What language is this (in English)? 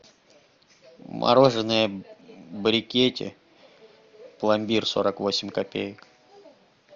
Russian